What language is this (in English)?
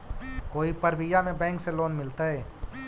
Magahi